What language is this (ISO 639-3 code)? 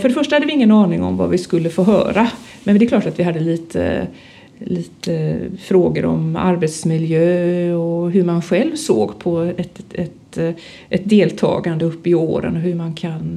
swe